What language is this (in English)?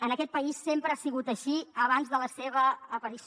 Catalan